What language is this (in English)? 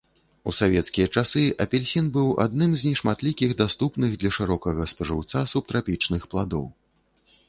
Belarusian